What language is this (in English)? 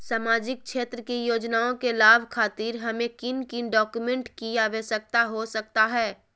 Magahi